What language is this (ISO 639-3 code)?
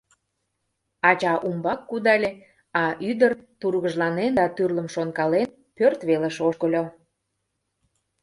chm